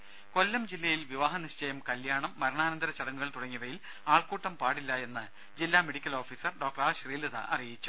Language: Malayalam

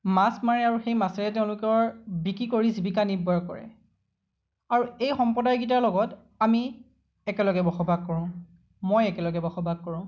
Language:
Assamese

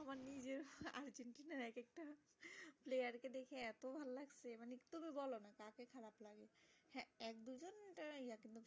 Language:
Bangla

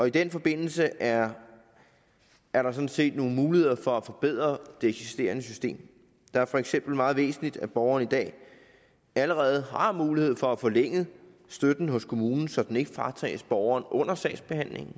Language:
Danish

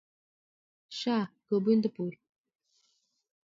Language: Odia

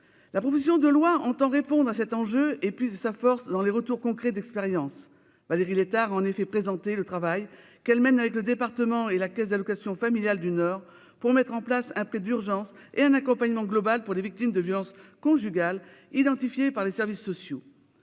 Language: French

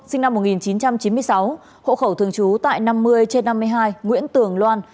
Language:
Vietnamese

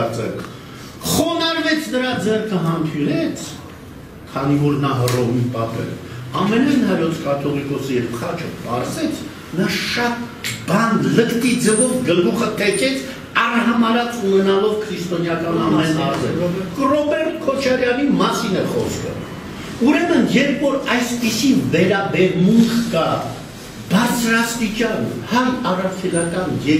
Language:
Turkish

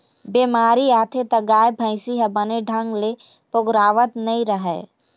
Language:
Chhattisgarhi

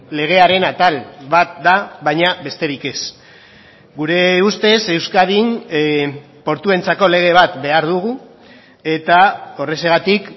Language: Basque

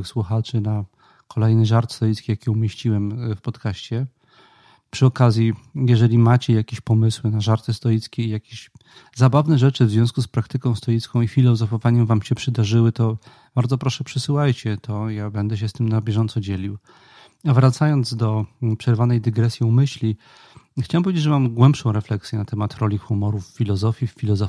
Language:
Polish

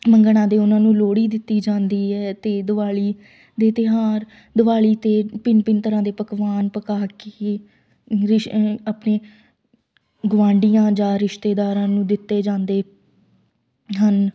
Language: Punjabi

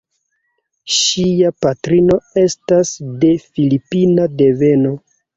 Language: Esperanto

